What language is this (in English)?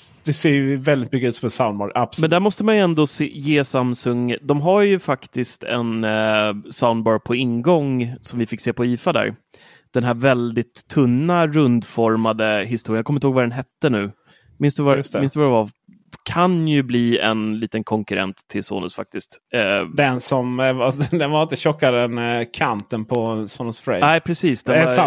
Swedish